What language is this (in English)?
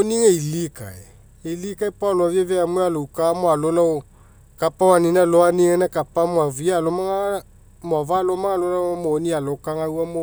Mekeo